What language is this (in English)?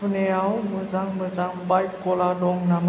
Bodo